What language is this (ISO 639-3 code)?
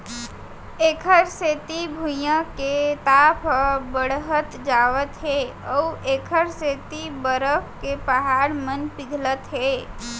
hne